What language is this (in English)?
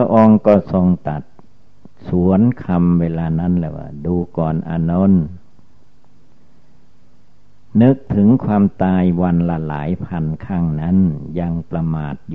Thai